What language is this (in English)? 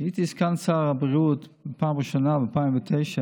Hebrew